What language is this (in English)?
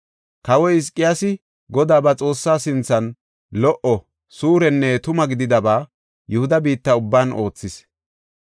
Gofa